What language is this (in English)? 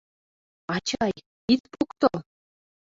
Mari